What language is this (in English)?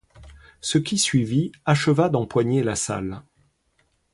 French